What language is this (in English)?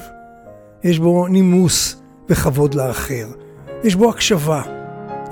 Hebrew